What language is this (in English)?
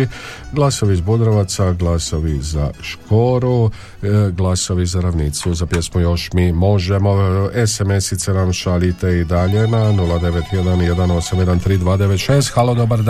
Croatian